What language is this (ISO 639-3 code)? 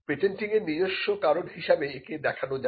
ben